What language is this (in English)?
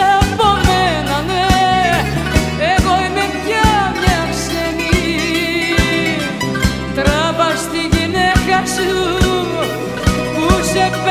Greek